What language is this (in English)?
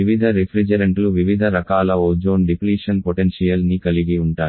Telugu